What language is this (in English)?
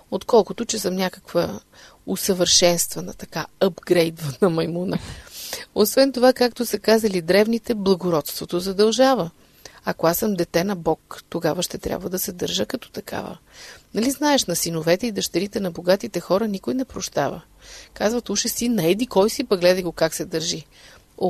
Bulgarian